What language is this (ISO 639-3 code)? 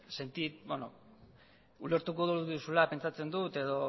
eus